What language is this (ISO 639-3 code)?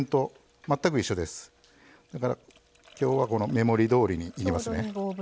jpn